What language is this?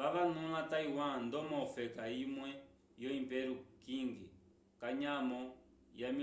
Umbundu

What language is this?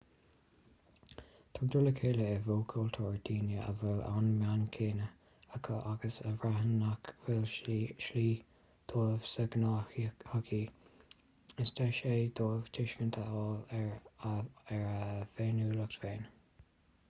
Irish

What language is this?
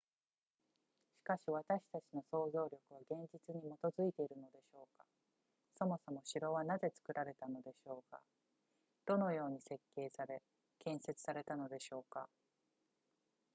Japanese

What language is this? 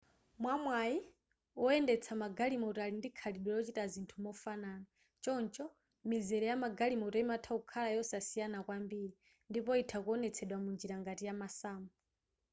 Nyanja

